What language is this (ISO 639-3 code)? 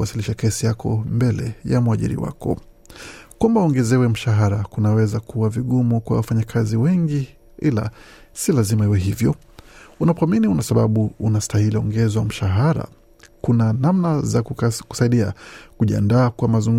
swa